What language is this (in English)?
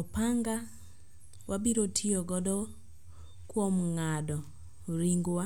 Luo (Kenya and Tanzania)